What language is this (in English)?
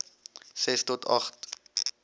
Afrikaans